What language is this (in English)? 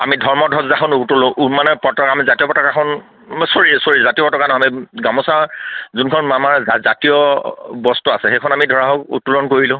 Assamese